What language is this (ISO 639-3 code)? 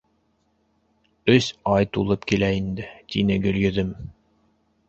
bak